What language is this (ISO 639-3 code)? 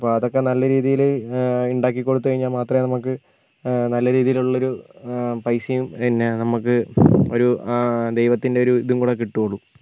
mal